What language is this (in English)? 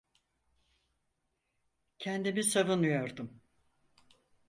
Turkish